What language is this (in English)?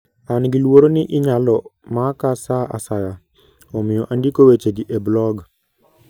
Luo (Kenya and Tanzania)